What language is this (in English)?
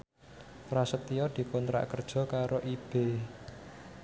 Javanese